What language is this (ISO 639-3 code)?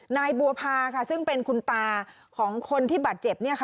tha